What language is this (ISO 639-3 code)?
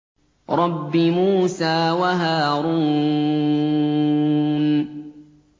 ara